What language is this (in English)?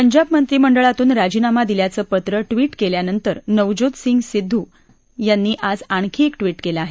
Marathi